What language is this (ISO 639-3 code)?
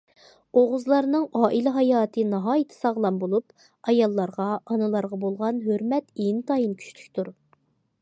uig